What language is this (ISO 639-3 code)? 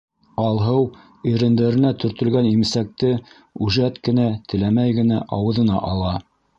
bak